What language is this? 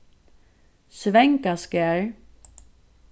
Faroese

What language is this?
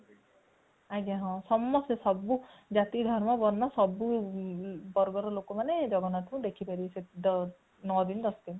Odia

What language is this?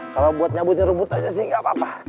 Indonesian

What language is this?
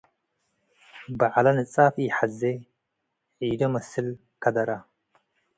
Tigre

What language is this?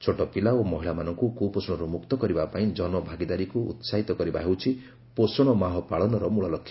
Odia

